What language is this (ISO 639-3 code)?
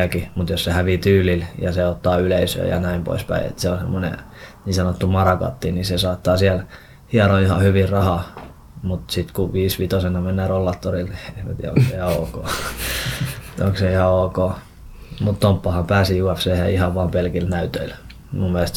fin